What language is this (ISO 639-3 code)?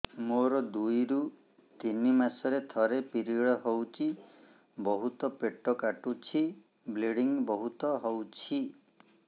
ori